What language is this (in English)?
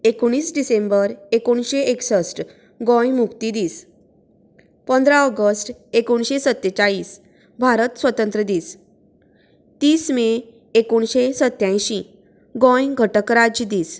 Konkani